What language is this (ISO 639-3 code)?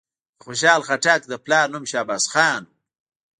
pus